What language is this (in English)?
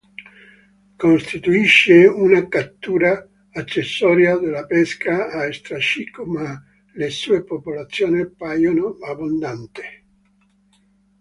Italian